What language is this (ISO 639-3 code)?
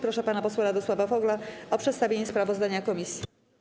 pol